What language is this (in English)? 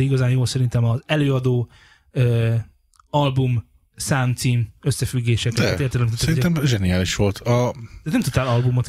Hungarian